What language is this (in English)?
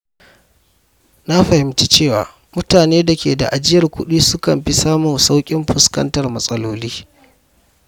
Hausa